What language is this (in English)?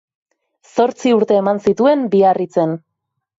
Basque